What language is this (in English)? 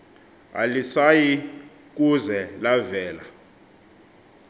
Xhosa